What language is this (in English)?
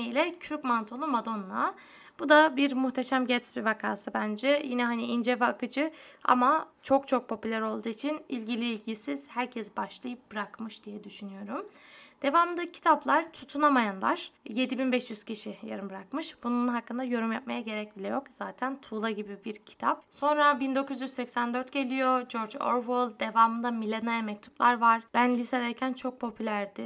Turkish